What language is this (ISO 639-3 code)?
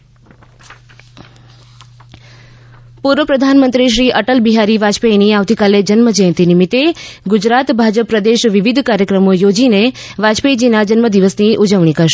guj